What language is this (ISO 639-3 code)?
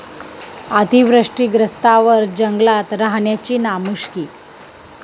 mar